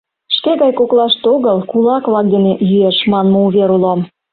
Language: Mari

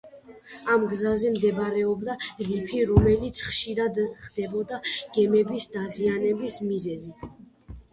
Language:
Georgian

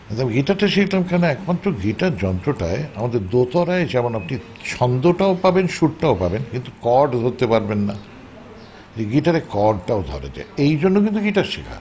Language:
Bangla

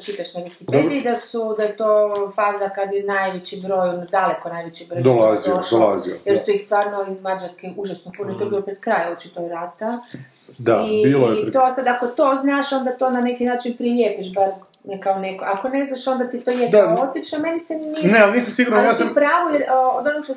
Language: Croatian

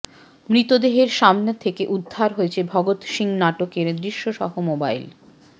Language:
Bangla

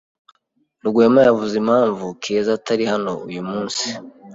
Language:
Kinyarwanda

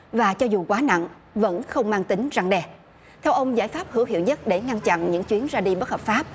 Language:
Vietnamese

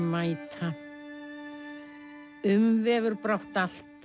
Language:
Icelandic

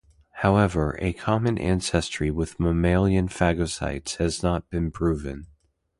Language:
English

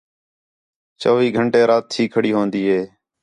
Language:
Khetrani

